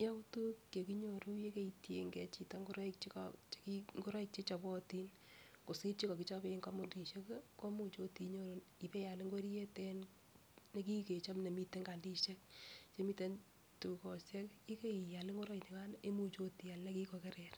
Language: Kalenjin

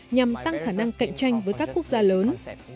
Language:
Vietnamese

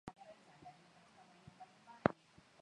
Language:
Swahili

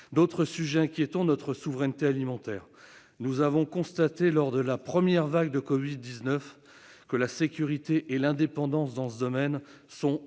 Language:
French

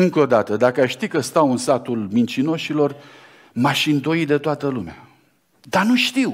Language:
Romanian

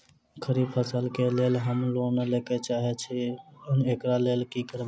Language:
Maithili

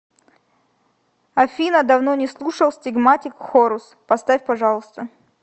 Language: Russian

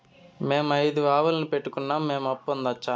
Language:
Telugu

